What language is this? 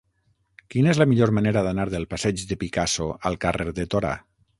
Catalan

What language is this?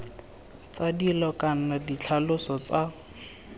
Tswana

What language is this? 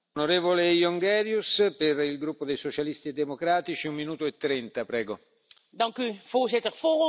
Dutch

